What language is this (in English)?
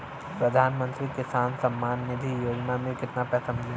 Bhojpuri